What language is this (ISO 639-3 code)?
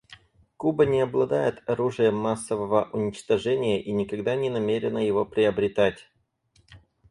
rus